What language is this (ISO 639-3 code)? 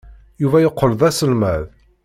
kab